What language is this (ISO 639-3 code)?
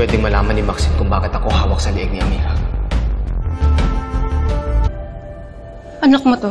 fil